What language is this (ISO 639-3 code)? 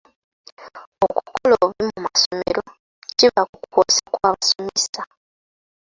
lug